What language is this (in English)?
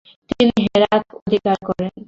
Bangla